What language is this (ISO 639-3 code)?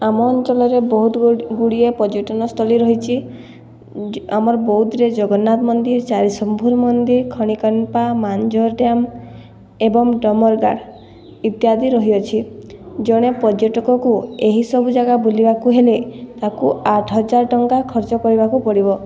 ori